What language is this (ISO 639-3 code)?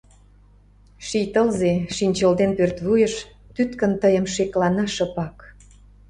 chm